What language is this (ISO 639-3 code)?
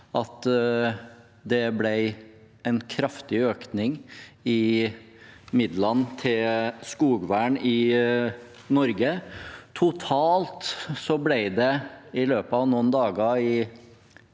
nor